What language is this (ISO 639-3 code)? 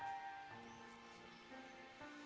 ind